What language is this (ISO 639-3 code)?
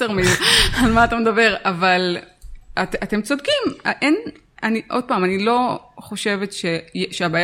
heb